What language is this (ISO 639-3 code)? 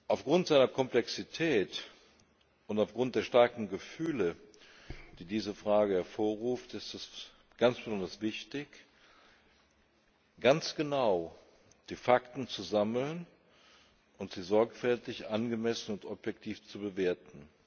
deu